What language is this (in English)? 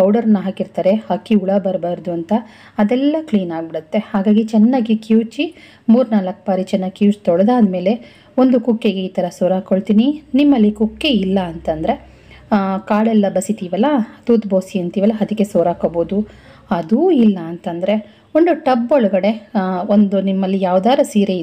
Arabic